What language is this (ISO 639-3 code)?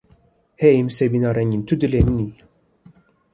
kur